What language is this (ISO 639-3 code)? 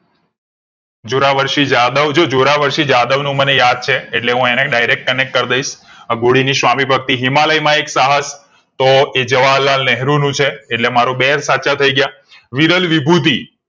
guj